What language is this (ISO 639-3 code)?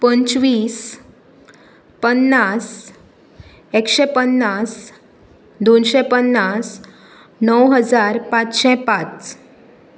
kok